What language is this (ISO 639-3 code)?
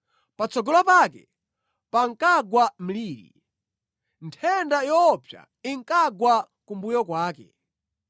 nya